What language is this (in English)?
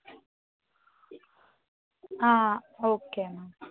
Telugu